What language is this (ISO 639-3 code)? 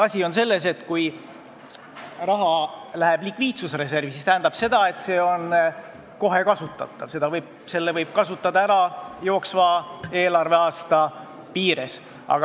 est